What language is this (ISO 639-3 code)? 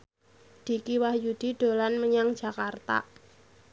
jav